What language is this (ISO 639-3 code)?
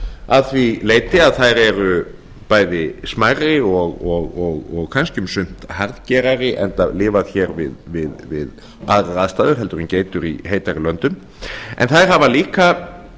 isl